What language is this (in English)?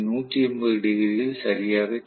Tamil